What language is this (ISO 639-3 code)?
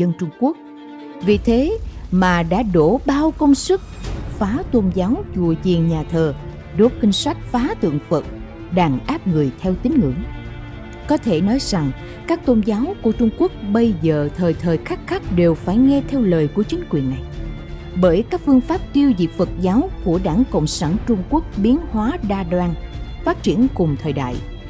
vie